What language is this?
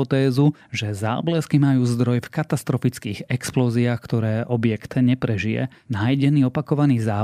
Slovak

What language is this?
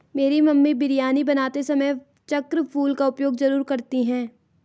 Hindi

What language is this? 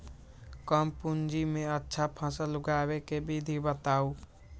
Magahi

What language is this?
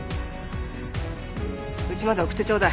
Japanese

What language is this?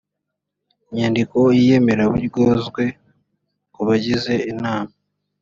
Kinyarwanda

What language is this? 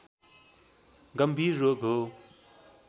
Nepali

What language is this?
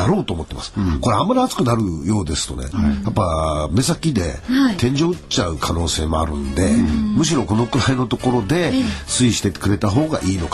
Japanese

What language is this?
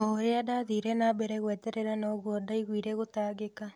Kikuyu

